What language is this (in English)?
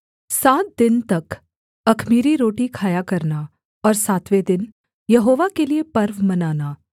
Hindi